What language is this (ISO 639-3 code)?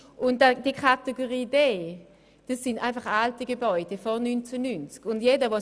gsw